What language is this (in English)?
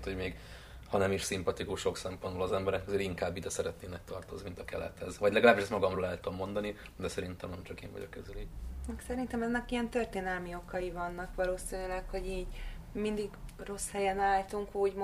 Hungarian